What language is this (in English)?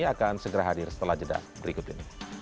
Indonesian